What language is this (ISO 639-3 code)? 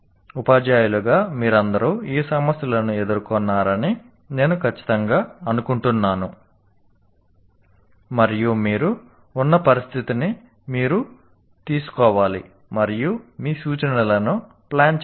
tel